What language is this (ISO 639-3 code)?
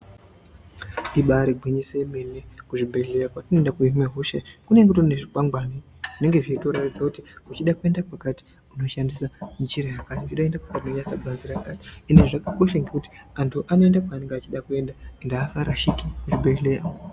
ndc